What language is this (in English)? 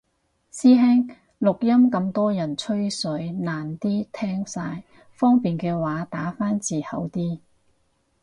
Cantonese